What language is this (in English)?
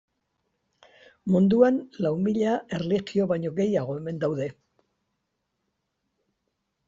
Basque